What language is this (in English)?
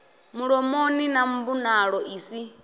Venda